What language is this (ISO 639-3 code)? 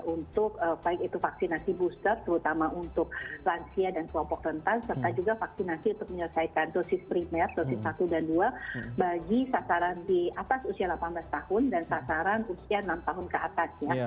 ind